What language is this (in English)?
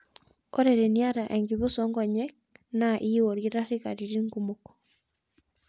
Masai